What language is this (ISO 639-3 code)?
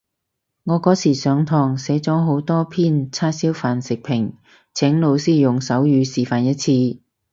yue